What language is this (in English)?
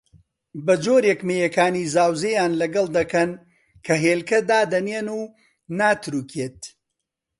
Central Kurdish